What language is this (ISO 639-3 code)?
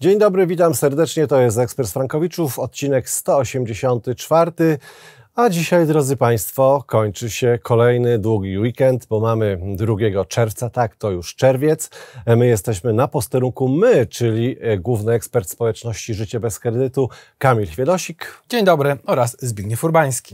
pol